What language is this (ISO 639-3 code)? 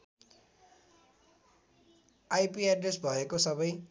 nep